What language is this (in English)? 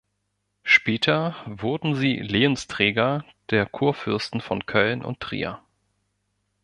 German